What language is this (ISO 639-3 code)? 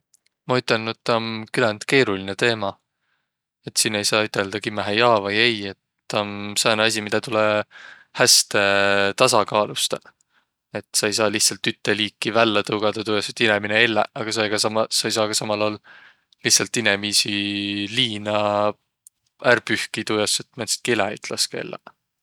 vro